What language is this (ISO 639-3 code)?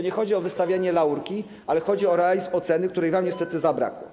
pol